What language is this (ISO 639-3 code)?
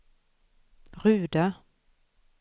swe